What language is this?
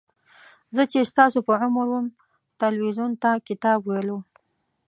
Pashto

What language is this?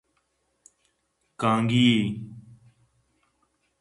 Eastern Balochi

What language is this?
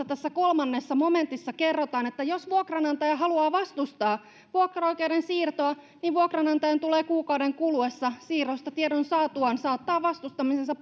Finnish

